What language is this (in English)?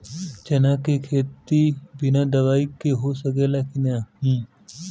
Bhojpuri